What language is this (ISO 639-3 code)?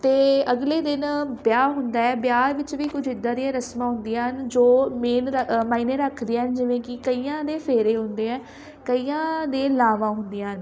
pan